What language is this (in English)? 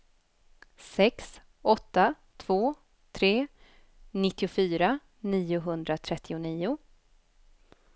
Swedish